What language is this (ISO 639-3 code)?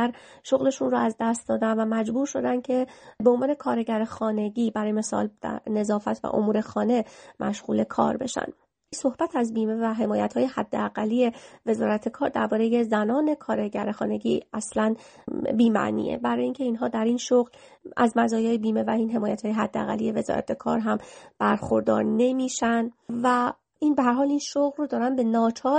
fas